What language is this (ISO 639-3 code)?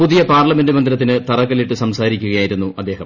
mal